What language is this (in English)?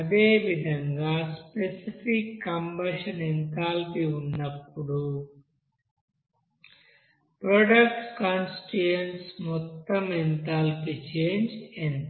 Telugu